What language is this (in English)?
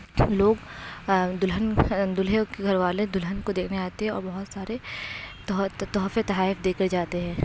Urdu